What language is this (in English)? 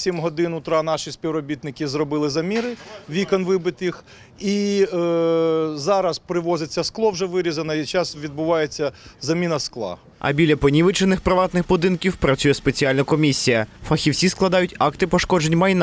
Ukrainian